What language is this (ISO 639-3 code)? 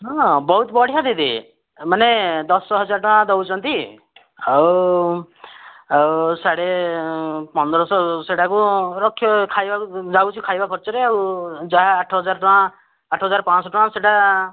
ori